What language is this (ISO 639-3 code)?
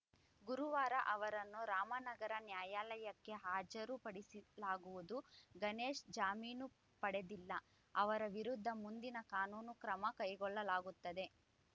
kan